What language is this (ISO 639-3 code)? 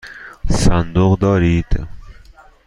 fas